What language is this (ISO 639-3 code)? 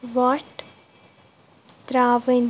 kas